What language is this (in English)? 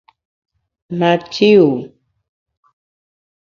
Bamun